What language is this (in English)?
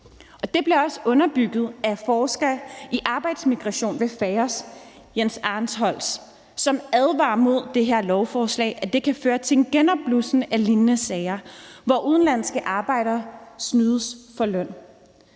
Danish